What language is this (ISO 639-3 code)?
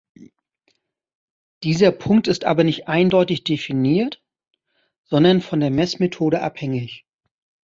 deu